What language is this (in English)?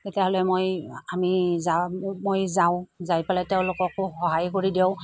Assamese